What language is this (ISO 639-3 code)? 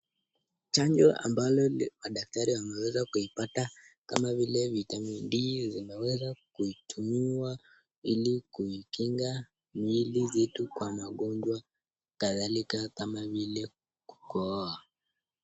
swa